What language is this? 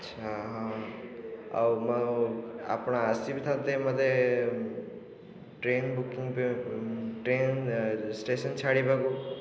Odia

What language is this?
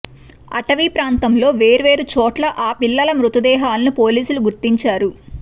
Telugu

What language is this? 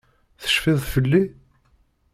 Kabyle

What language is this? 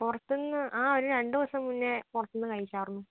Malayalam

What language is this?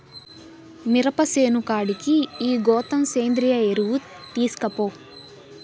Telugu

